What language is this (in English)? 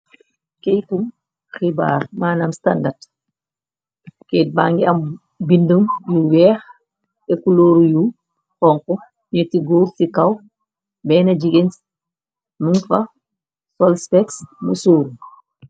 Wolof